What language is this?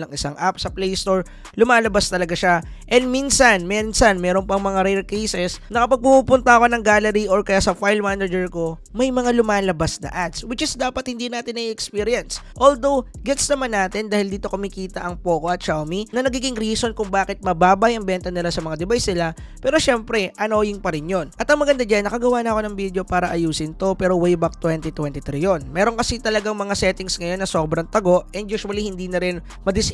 Filipino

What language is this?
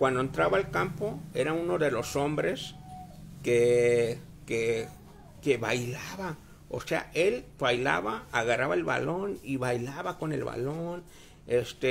Spanish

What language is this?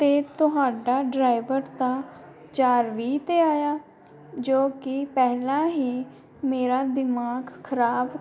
Punjabi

